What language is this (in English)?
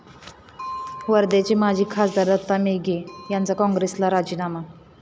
Marathi